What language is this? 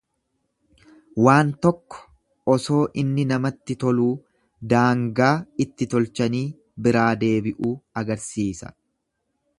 Oromo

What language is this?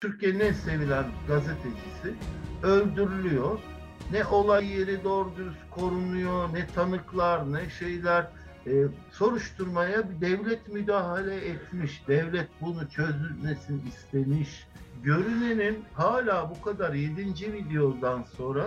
Turkish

